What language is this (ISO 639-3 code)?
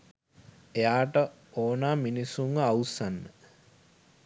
sin